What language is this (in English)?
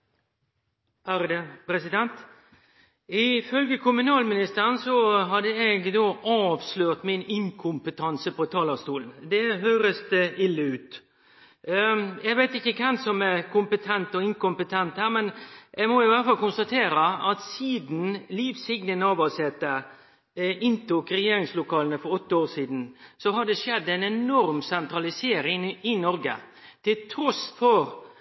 Norwegian Nynorsk